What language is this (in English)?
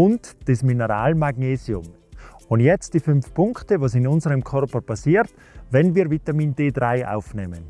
German